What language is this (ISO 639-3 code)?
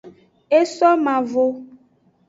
ajg